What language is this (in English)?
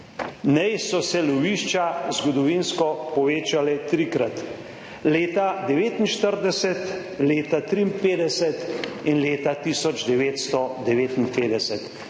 Slovenian